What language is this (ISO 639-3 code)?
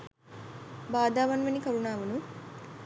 sin